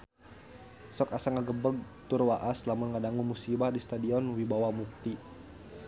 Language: Sundanese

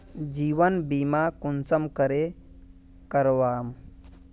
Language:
Magahi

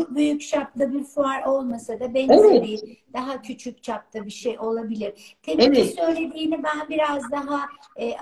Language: Turkish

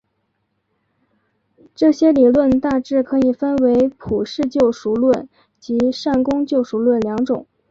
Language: Chinese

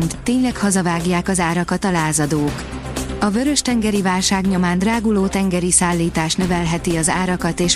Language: Hungarian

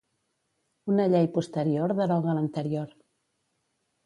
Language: Catalan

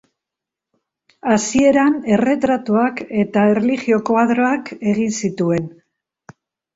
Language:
Basque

